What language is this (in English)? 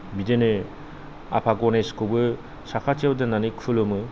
Bodo